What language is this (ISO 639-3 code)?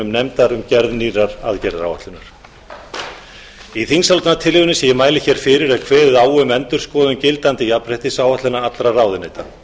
isl